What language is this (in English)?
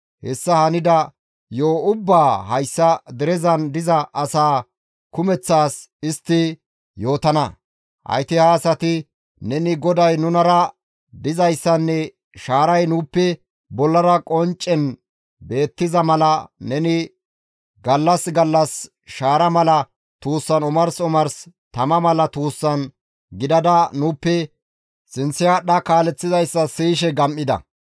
Gamo